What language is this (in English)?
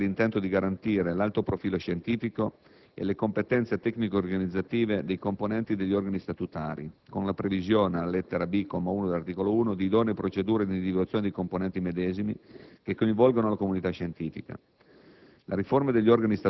Italian